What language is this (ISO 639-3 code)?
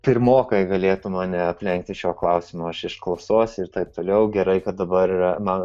lit